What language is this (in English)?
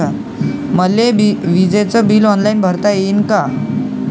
Marathi